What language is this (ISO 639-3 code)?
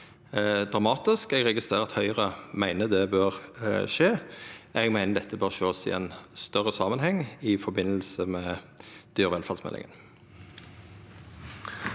nor